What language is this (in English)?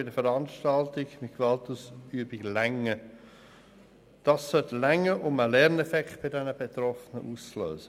Swiss German